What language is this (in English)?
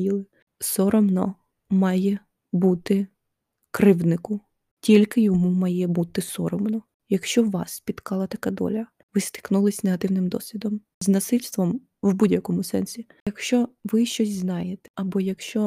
Ukrainian